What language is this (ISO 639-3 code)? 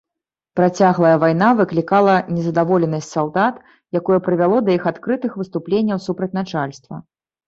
bel